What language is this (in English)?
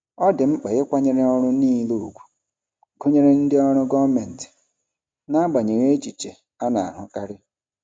Igbo